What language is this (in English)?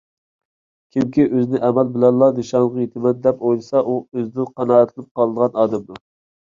Uyghur